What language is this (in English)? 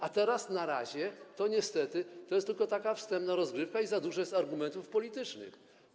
Polish